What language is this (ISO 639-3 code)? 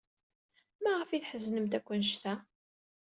kab